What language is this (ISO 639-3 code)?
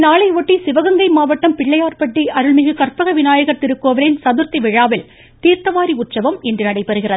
tam